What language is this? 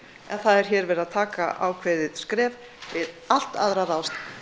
Icelandic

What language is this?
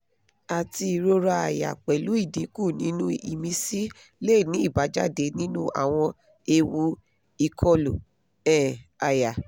Yoruba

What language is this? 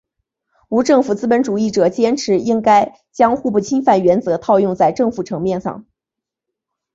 Chinese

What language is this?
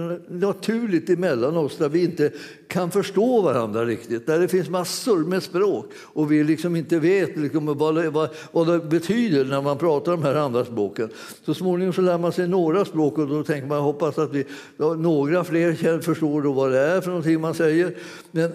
Swedish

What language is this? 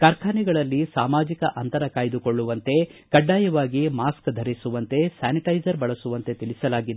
Kannada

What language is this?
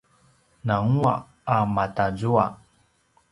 Paiwan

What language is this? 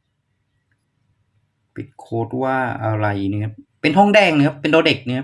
Thai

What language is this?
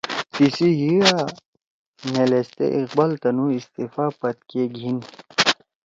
Torwali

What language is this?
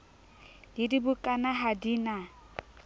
Southern Sotho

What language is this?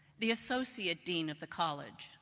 English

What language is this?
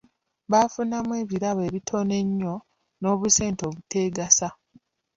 Ganda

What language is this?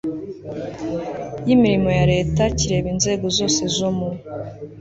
Kinyarwanda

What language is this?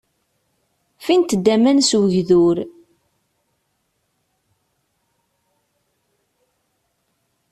Kabyle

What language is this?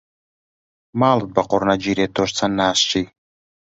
Central Kurdish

